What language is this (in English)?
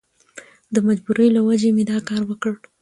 Pashto